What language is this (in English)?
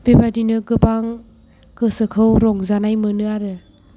Bodo